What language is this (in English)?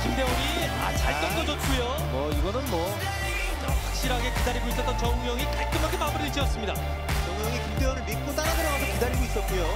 Korean